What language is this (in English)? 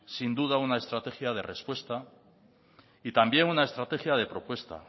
Spanish